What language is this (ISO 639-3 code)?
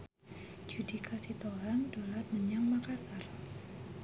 jav